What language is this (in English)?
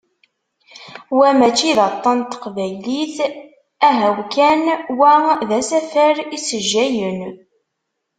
Kabyle